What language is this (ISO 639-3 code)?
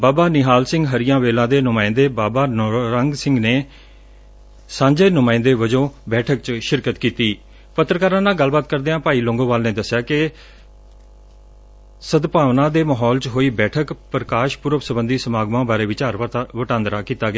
pan